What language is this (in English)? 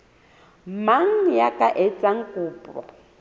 Southern Sotho